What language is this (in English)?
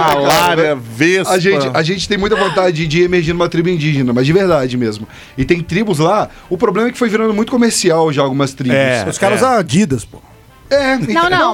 Portuguese